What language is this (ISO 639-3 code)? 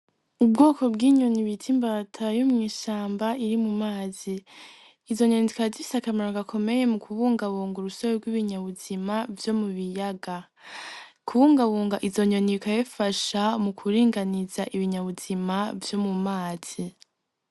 run